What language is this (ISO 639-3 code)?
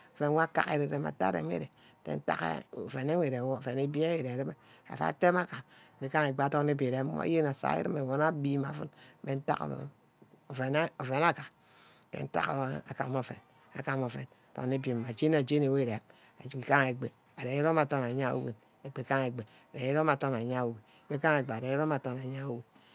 byc